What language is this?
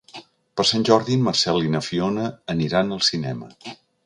Catalan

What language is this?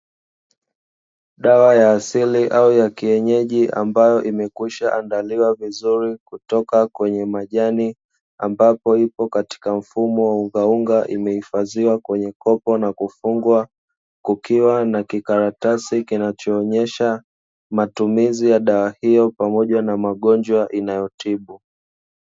Swahili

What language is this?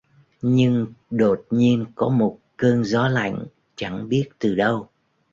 Vietnamese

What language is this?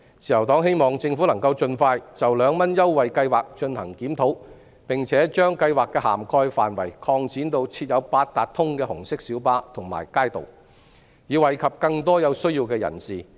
Cantonese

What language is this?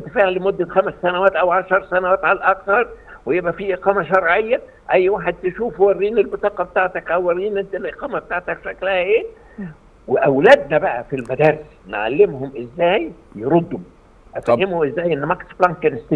Arabic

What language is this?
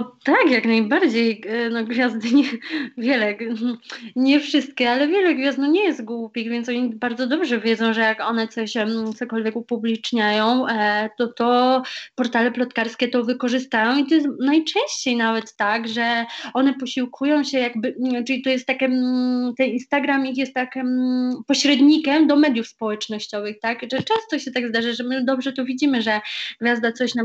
Polish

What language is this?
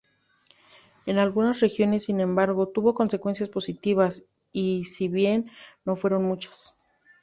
Spanish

